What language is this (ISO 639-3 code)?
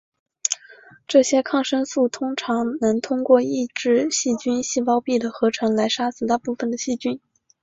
zho